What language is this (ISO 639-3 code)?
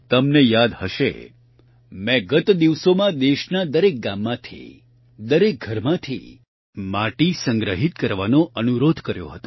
guj